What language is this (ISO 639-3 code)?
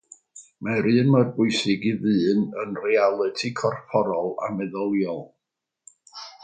cym